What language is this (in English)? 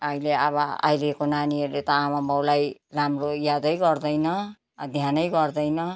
Nepali